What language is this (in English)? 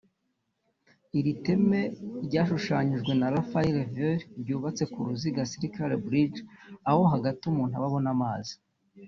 Kinyarwanda